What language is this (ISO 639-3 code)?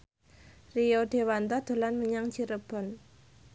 jav